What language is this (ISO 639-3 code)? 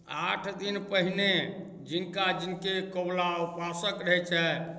mai